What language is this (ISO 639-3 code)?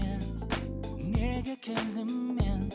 kaz